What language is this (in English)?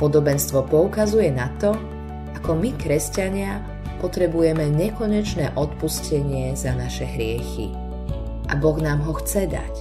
Slovak